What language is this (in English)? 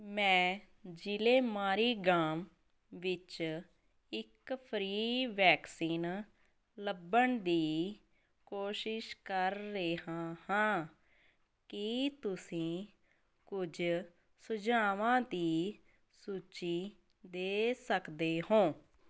Punjabi